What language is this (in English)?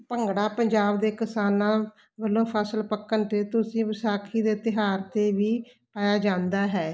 Punjabi